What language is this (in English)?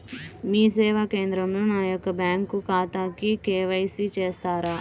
Telugu